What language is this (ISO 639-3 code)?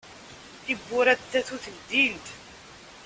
kab